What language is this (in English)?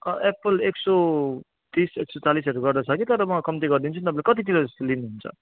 Nepali